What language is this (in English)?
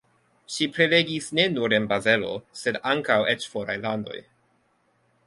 Esperanto